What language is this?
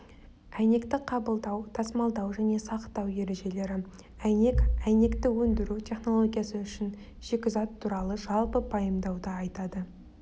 Kazakh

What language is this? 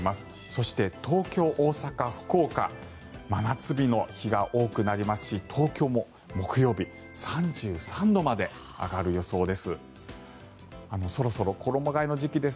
Japanese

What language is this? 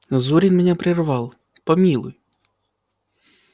Russian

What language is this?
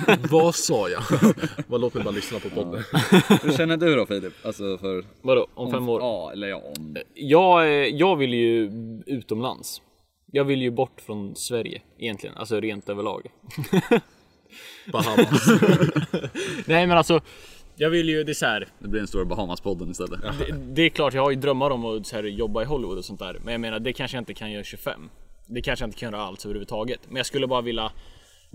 Swedish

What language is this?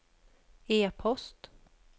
Swedish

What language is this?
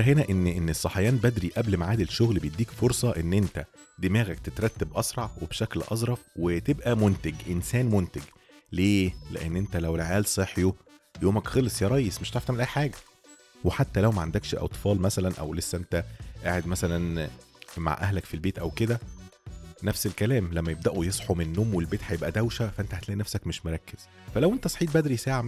Arabic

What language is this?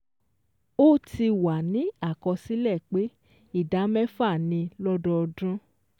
Yoruba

